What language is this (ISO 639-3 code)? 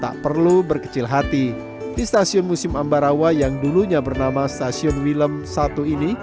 ind